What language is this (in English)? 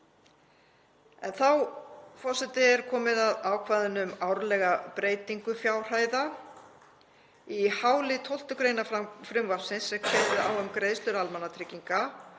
Icelandic